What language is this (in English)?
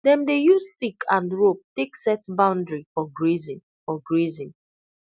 Nigerian Pidgin